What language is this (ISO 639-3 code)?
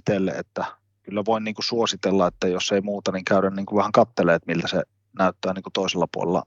fin